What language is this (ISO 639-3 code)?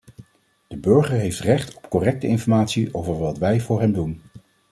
nld